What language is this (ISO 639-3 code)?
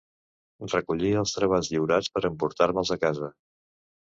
cat